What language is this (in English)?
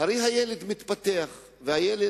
Hebrew